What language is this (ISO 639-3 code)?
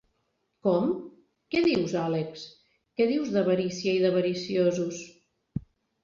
cat